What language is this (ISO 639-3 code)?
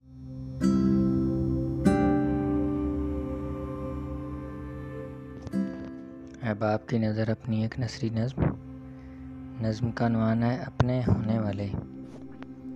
urd